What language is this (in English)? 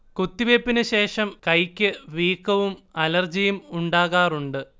Malayalam